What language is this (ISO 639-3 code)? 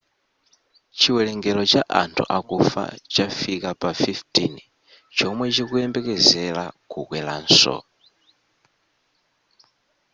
nya